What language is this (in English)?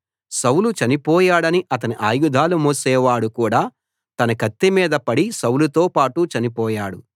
Telugu